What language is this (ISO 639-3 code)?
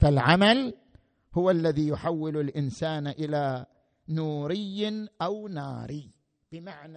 ara